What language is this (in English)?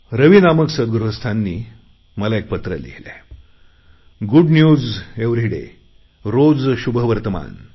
Marathi